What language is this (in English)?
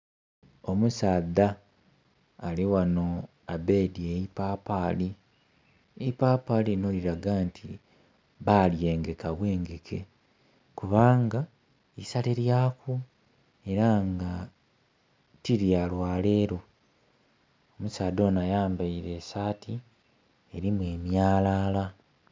Soga